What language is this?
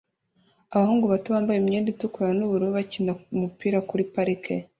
Kinyarwanda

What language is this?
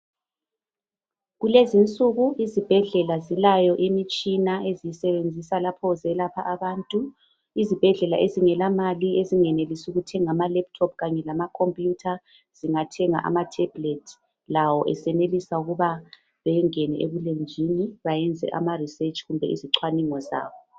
North Ndebele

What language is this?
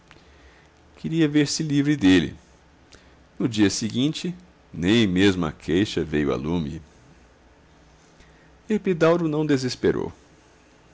Portuguese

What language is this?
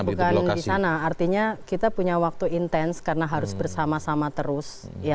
Indonesian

